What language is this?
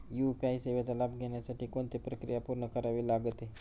Marathi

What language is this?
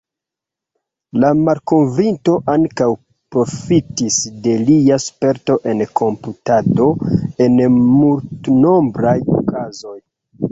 Esperanto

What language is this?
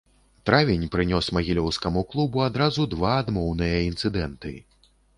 Belarusian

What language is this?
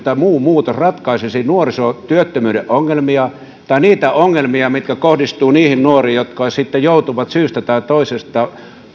Finnish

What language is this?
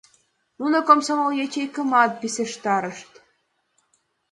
Mari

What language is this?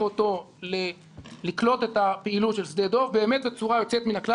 Hebrew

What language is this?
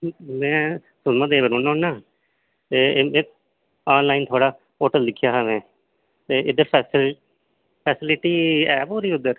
Dogri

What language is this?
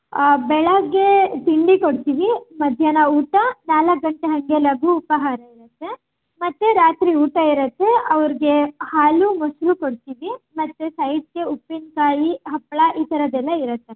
Kannada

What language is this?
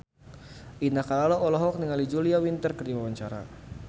Sundanese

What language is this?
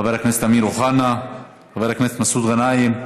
Hebrew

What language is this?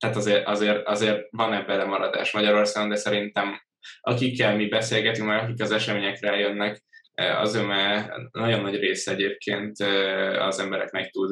Hungarian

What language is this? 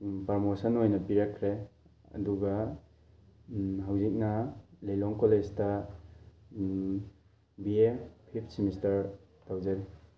Manipuri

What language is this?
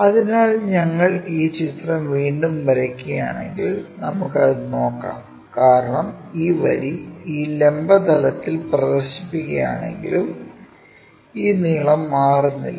Malayalam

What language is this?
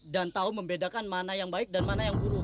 Indonesian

